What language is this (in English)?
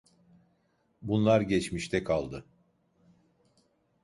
Turkish